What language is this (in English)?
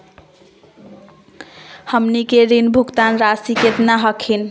Magahi